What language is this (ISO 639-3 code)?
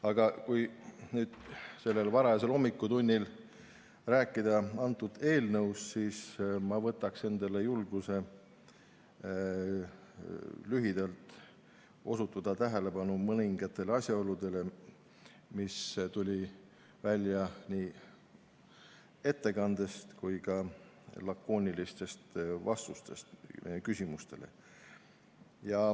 est